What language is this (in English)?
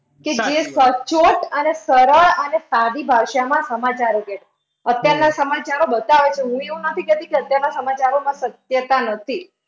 Gujarati